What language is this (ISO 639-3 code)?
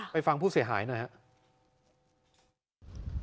tha